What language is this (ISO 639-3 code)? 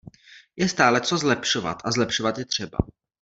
ces